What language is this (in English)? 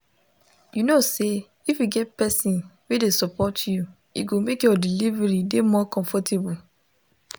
Nigerian Pidgin